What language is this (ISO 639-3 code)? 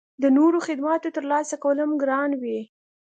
pus